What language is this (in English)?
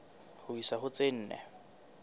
Southern Sotho